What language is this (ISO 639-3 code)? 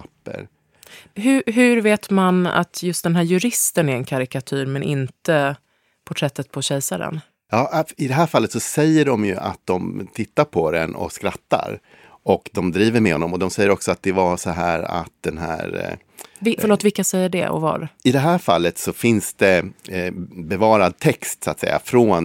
swe